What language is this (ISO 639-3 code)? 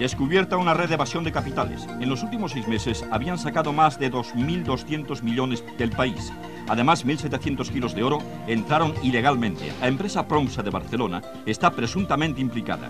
spa